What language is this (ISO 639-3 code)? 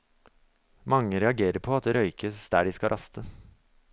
nor